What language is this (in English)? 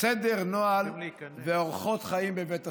Hebrew